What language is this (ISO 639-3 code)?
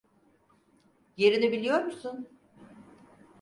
tur